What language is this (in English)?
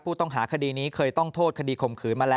Thai